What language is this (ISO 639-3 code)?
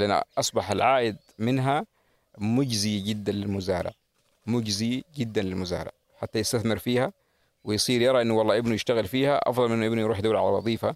ara